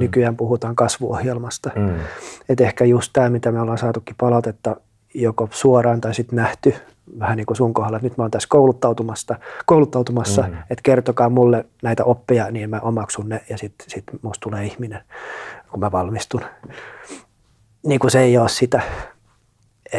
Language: Finnish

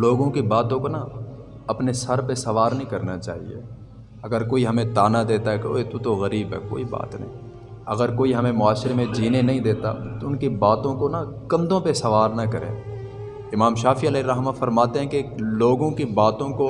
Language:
Urdu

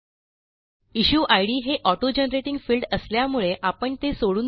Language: Marathi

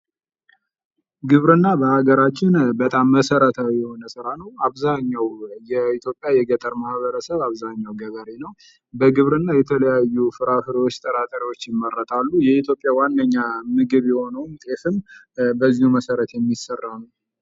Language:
Amharic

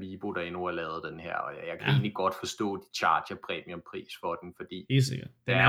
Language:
Danish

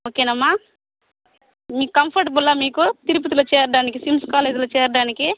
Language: Telugu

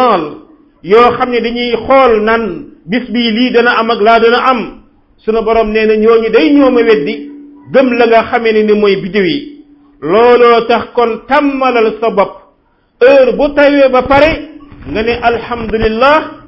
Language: Filipino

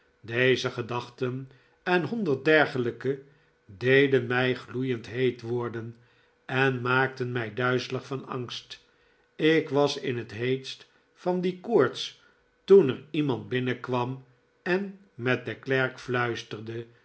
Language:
Dutch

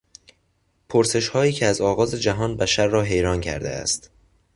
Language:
Persian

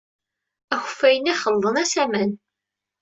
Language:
Kabyle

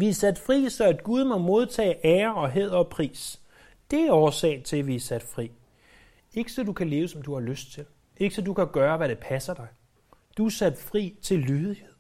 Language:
Danish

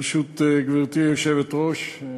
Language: Hebrew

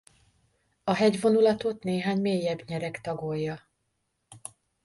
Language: Hungarian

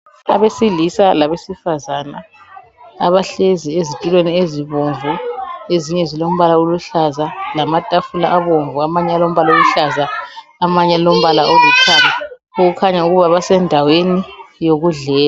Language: North Ndebele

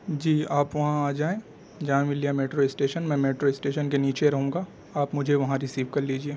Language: Urdu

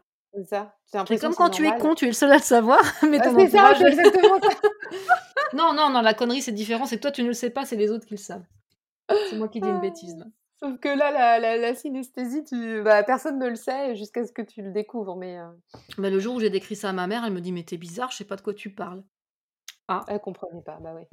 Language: French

